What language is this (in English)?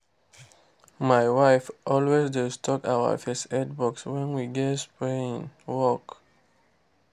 Nigerian Pidgin